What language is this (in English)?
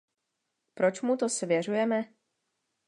Czech